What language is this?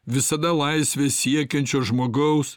Lithuanian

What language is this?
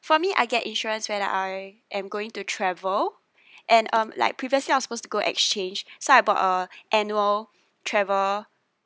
English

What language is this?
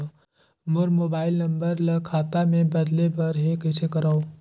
Chhattisgarhi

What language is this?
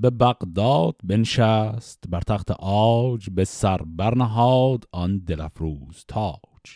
Persian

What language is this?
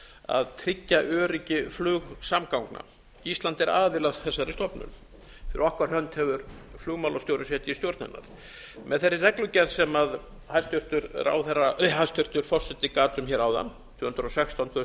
Icelandic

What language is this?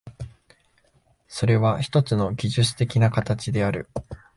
Japanese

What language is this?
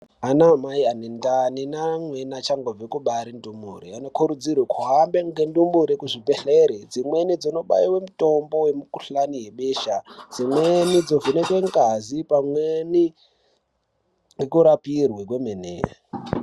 Ndau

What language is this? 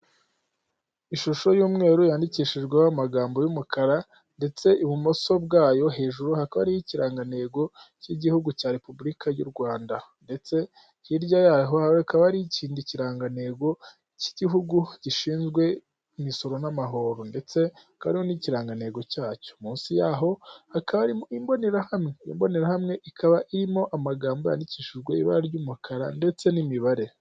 Kinyarwanda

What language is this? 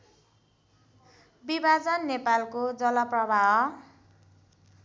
Nepali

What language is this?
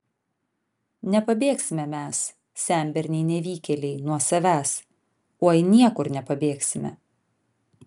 Lithuanian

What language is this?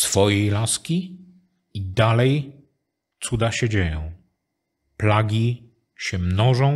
Polish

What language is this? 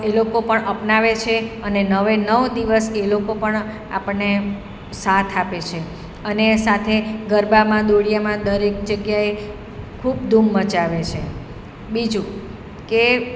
Gujarati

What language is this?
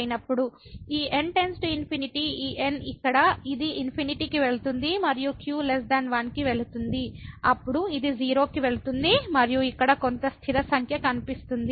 Telugu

